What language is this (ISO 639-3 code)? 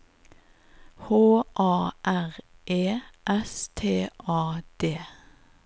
nor